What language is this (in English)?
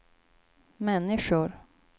Swedish